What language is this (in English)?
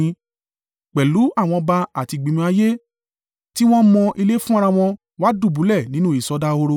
Yoruba